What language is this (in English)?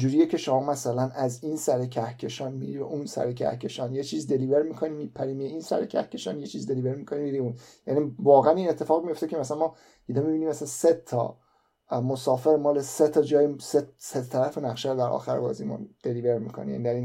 Persian